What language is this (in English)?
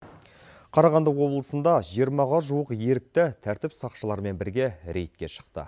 Kazakh